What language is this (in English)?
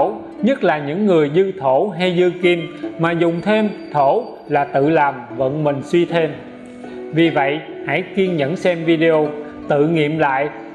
Vietnamese